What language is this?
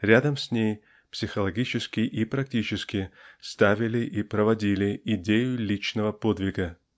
Russian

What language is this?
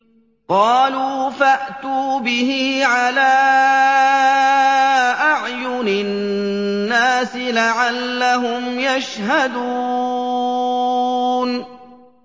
Arabic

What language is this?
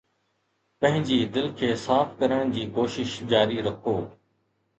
Sindhi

